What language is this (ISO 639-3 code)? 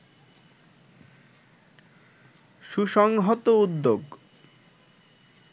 ben